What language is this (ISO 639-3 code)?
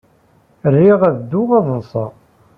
kab